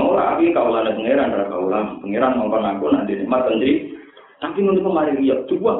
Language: Indonesian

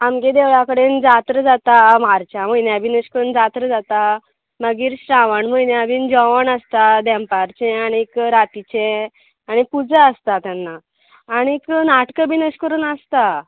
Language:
Konkani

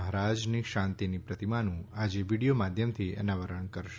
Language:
Gujarati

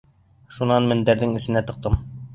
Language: Bashkir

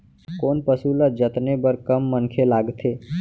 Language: Chhattisgarhi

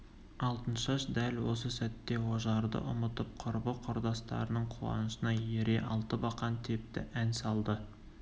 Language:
Kazakh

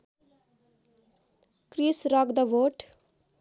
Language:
Nepali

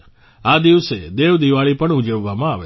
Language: Gujarati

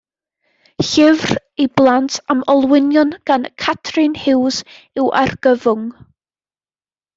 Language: Welsh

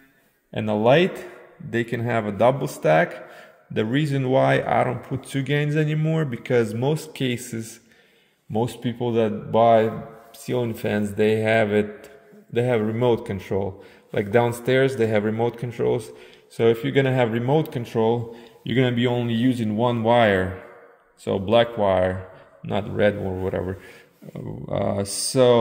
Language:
English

